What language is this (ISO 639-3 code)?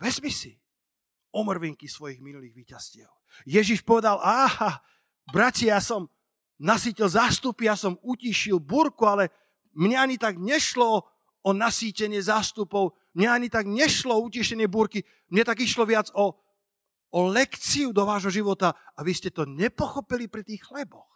slk